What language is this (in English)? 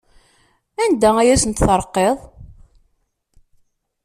Kabyle